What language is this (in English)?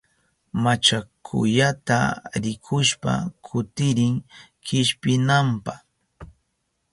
Southern Pastaza Quechua